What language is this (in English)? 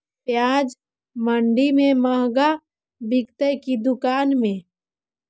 Magahi